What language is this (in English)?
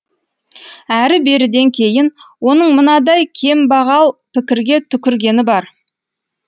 Kazakh